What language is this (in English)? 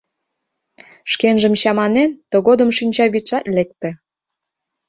Mari